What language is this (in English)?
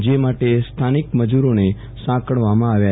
Gujarati